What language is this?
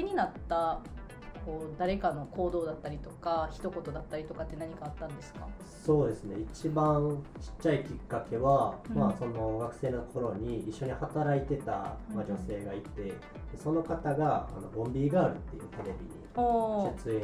Japanese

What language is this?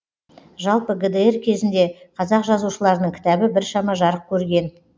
Kazakh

